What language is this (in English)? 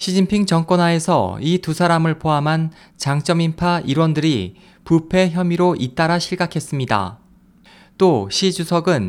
Korean